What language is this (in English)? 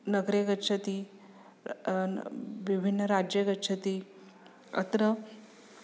Sanskrit